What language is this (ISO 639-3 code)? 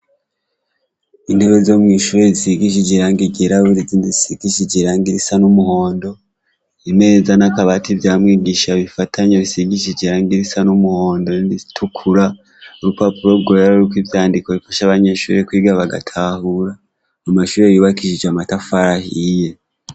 run